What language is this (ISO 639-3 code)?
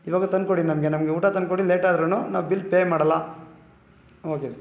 kan